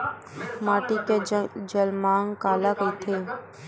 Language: Chhattisgarhi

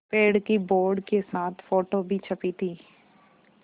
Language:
Hindi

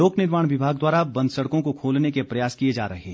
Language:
Hindi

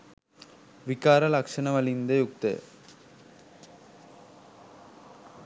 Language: Sinhala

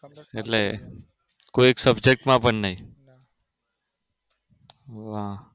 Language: Gujarati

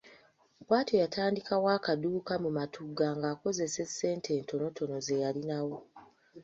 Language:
Ganda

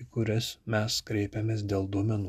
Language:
Lithuanian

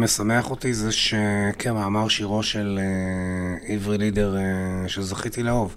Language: Hebrew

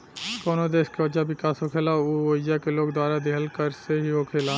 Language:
Bhojpuri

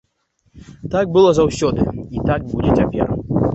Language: Belarusian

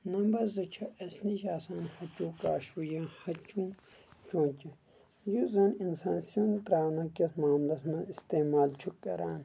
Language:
Kashmiri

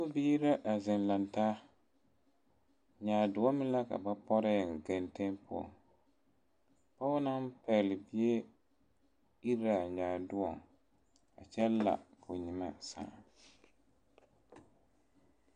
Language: Southern Dagaare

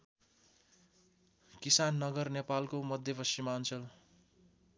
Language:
Nepali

